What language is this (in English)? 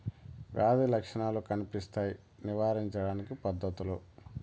Telugu